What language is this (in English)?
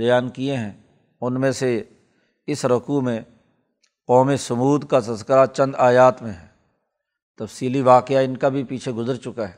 Urdu